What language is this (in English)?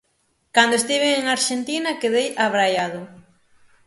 Galician